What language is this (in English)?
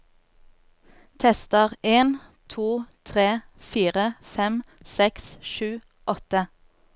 Norwegian